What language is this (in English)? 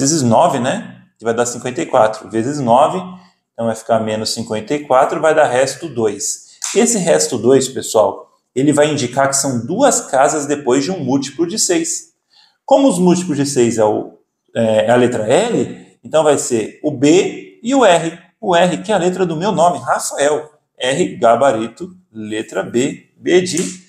Portuguese